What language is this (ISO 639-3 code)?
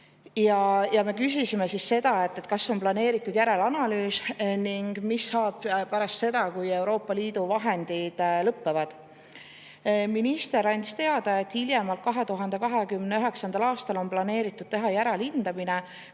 est